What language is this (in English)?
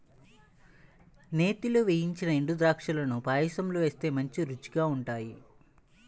Telugu